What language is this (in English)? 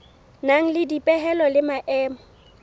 Southern Sotho